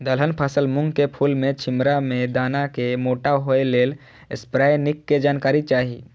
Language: Maithili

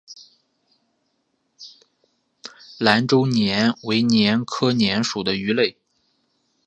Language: Chinese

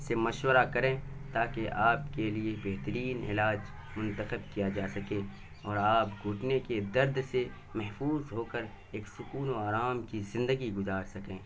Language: Urdu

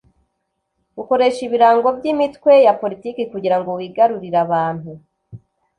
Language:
Kinyarwanda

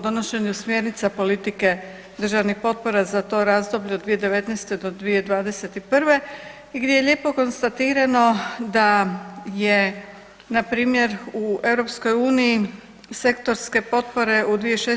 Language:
Croatian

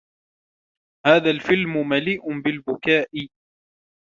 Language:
Arabic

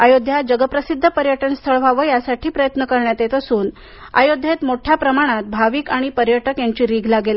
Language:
Marathi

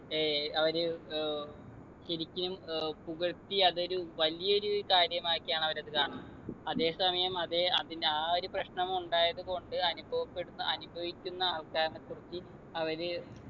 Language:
Malayalam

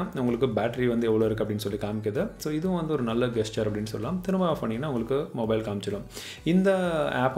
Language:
Greek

